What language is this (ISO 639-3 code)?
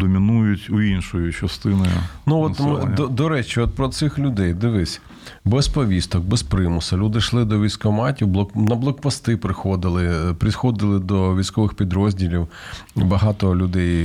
ukr